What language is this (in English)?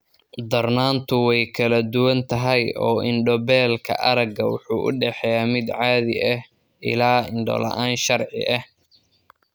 Somali